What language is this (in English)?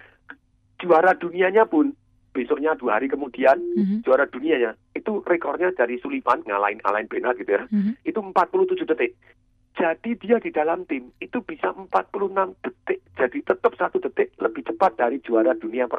Indonesian